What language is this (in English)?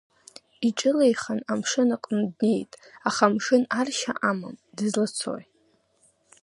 Abkhazian